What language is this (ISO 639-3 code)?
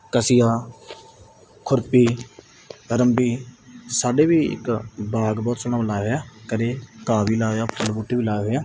pan